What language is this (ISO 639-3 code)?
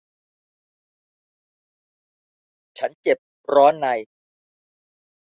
tha